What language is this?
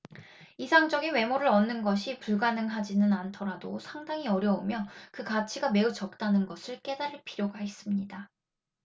Korean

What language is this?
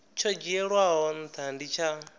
Venda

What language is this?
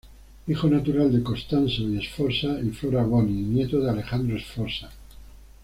Spanish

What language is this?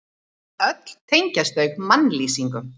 Icelandic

